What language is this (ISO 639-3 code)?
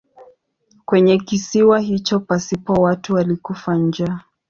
swa